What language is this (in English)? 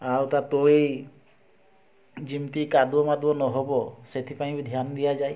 Odia